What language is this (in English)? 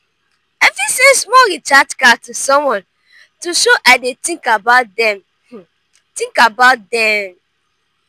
Nigerian Pidgin